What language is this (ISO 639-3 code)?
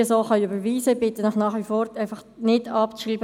gsw